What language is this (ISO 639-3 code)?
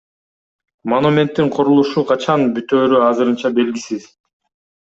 kir